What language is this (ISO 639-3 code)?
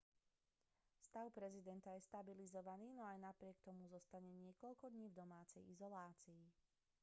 slk